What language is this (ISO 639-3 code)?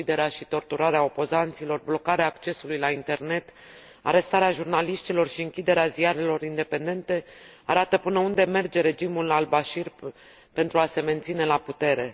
ron